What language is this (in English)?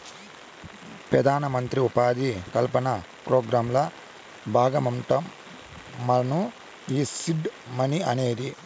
Telugu